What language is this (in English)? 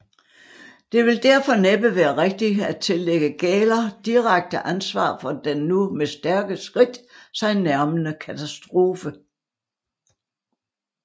Danish